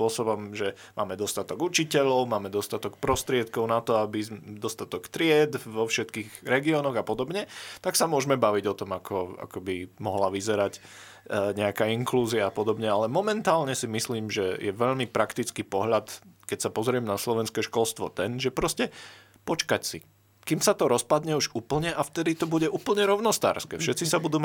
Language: Slovak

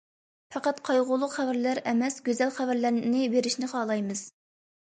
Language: Uyghur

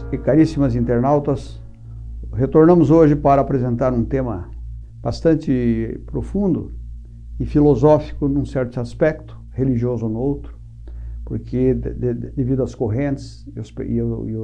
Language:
Portuguese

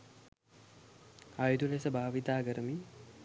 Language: Sinhala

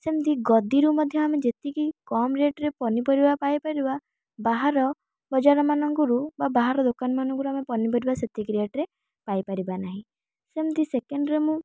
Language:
Odia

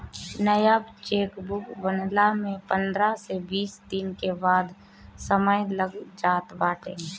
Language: Bhojpuri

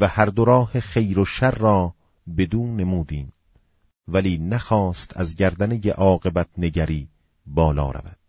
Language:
Persian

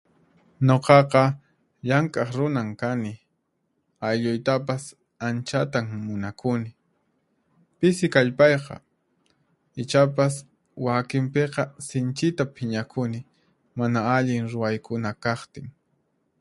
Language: Puno Quechua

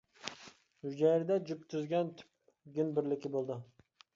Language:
Uyghur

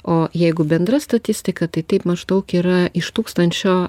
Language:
Lithuanian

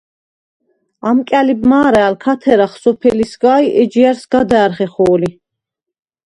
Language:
Svan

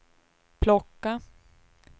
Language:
Swedish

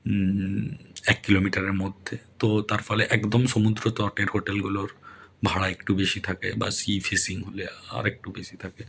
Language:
Bangla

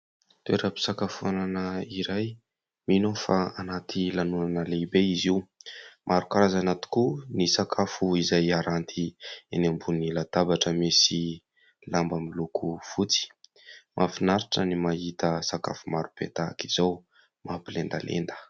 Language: Malagasy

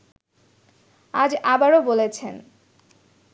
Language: Bangla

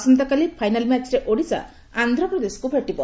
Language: Odia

